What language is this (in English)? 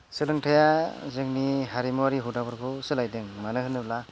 Bodo